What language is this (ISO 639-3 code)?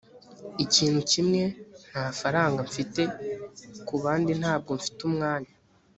kin